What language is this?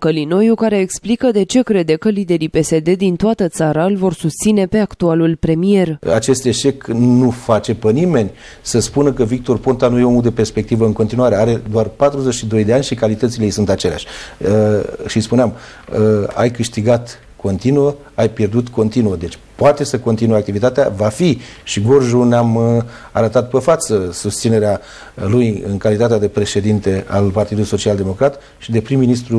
Romanian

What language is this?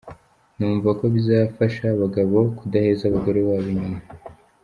Kinyarwanda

